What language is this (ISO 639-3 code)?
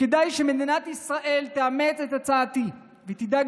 heb